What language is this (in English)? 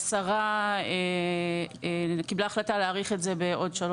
Hebrew